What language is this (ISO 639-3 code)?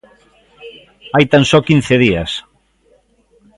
glg